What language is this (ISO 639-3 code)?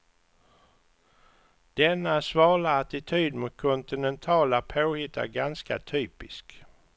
swe